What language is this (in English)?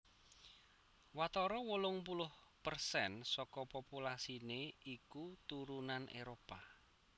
Javanese